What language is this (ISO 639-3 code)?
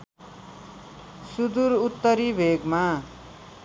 nep